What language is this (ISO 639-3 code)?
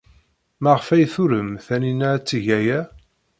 kab